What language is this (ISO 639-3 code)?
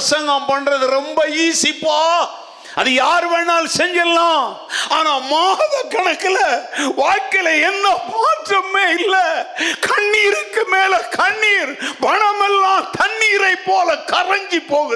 tam